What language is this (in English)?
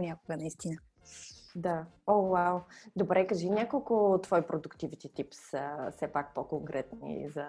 Bulgarian